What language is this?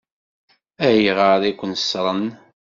Kabyle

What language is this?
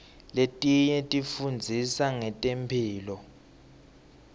Swati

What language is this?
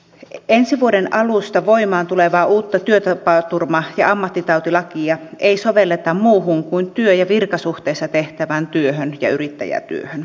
Finnish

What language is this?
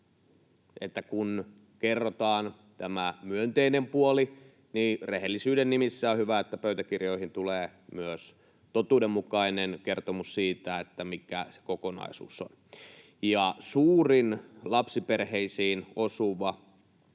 Finnish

